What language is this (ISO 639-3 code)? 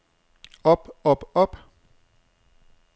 dan